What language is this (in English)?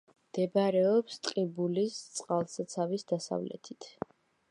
Georgian